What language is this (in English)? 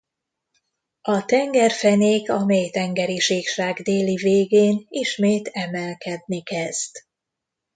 Hungarian